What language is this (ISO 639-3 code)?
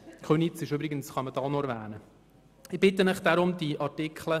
gsw